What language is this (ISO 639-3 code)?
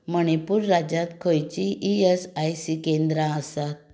kok